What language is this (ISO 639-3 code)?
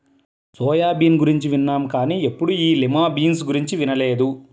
tel